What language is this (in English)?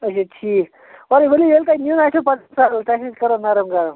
Kashmiri